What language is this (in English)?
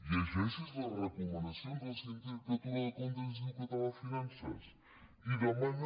Catalan